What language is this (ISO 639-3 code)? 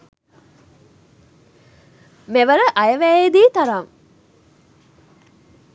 sin